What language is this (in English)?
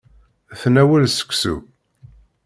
Kabyle